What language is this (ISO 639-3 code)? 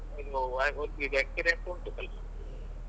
kan